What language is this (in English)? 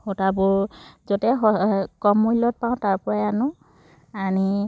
Assamese